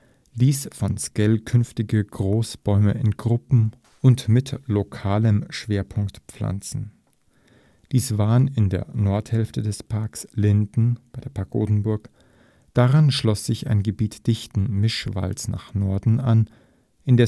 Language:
German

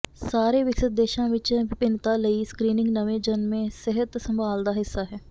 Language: Punjabi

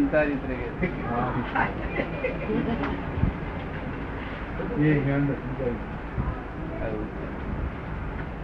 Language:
Gujarati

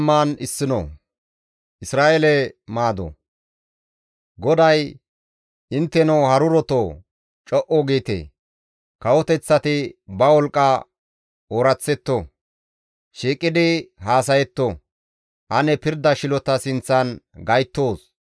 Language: Gamo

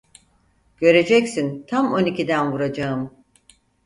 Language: Turkish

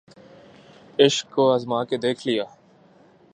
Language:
Urdu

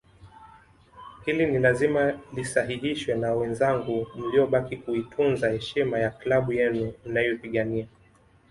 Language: Swahili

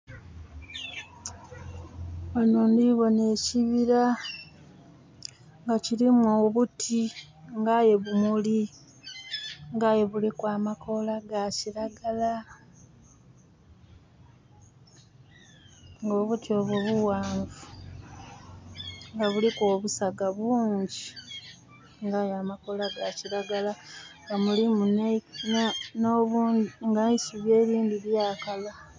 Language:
Soga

